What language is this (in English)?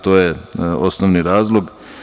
Serbian